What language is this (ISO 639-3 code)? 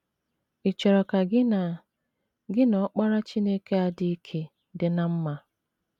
ibo